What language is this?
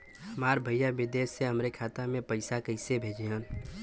Bhojpuri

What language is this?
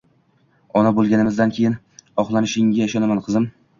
Uzbek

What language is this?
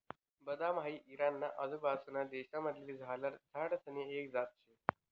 Marathi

